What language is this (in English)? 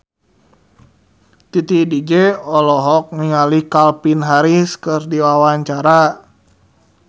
Sundanese